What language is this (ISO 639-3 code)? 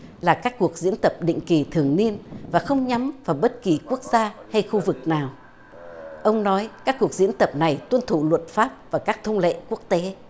vie